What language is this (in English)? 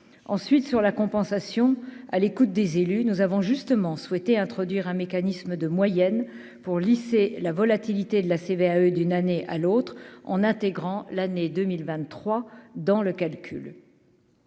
French